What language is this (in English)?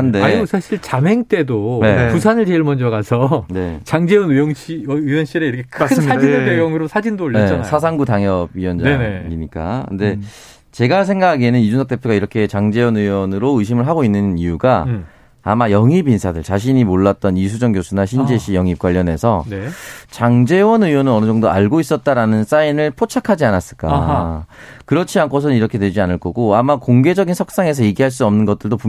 Korean